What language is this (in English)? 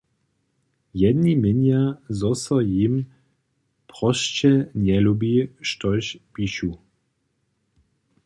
Upper Sorbian